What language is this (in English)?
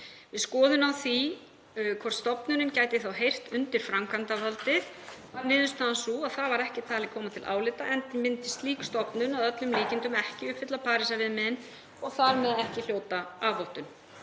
Icelandic